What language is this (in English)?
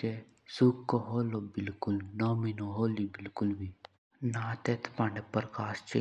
Jaunsari